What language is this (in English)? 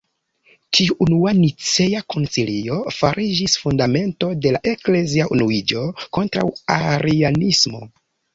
Esperanto